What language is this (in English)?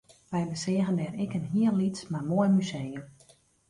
Western Frisian